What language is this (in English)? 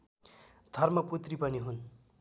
Nepali